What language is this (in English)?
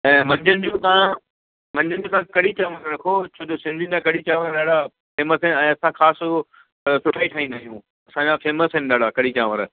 Sindhi